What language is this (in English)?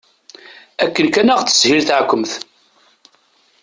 Kabyle